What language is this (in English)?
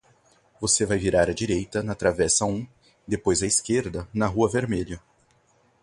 Portuguese